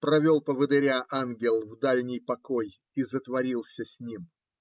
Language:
Russian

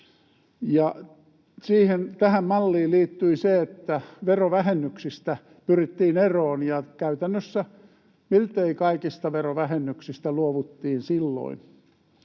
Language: Finnish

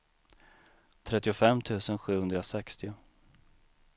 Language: Swedish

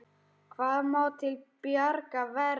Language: Icelandic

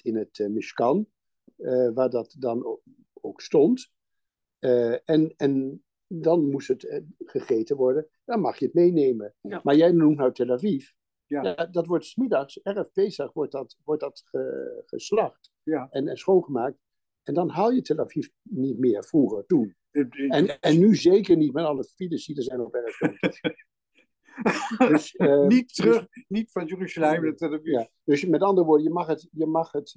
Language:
Dutch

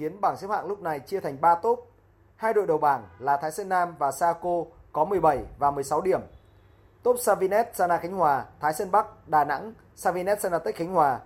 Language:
Vietnamese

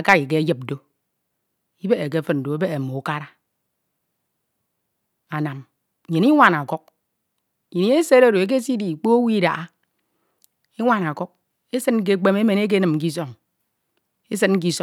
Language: Ito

